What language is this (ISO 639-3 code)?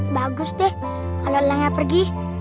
ind